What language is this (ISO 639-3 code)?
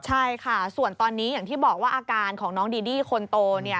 tha